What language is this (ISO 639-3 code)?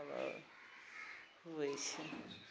mai